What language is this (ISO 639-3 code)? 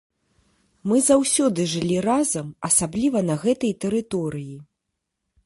bel